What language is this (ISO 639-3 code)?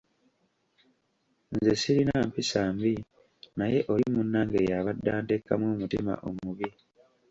lug